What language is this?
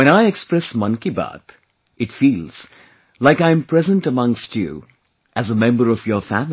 English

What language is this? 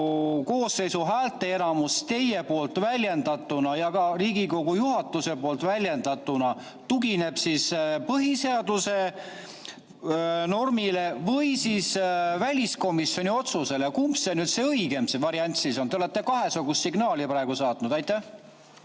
Estonian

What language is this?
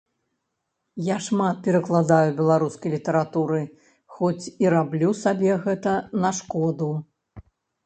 Belarusian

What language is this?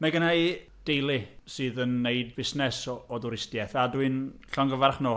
Welsh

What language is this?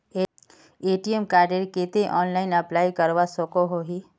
Magahi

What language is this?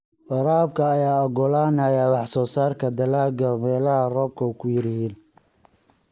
Somali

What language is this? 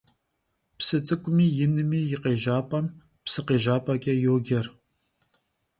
Kabardian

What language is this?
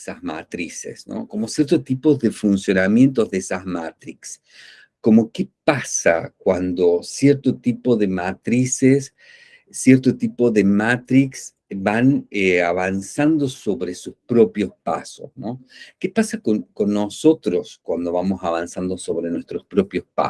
Spanish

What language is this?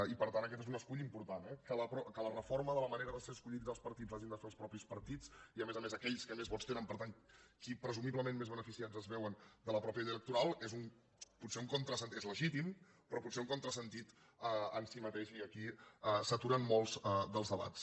Catalan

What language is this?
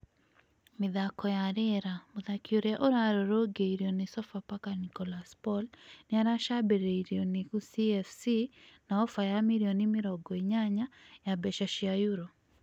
Kikuyu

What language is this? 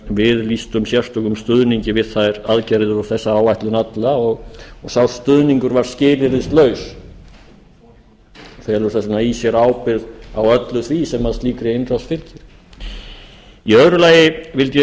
Icelandic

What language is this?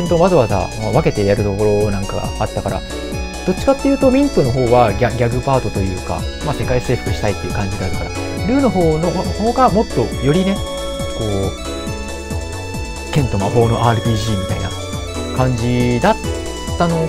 Japanese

